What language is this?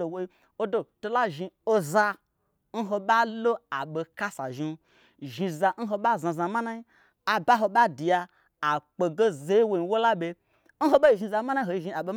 Gbagyi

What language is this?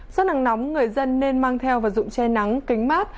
Vietnamese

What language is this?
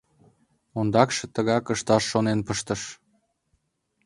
Mari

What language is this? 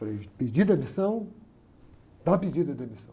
Portuguese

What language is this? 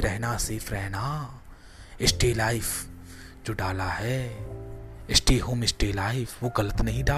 Hindi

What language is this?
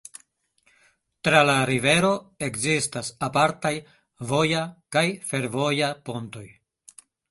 Esperanto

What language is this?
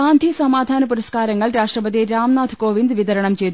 Malayalam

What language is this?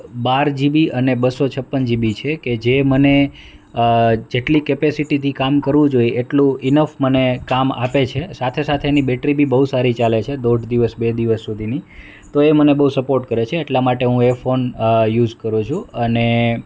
Gujarati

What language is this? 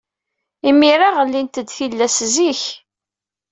Kabyle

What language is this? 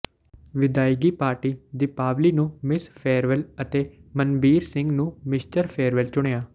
Punjabi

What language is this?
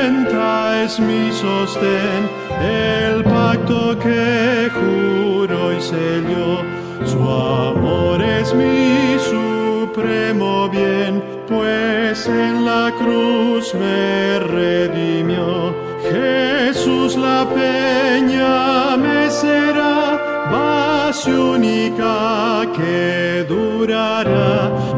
Romanian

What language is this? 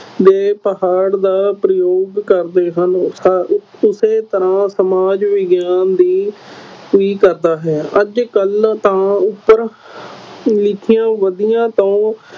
Punjabi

